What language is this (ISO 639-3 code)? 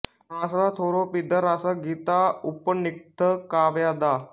pan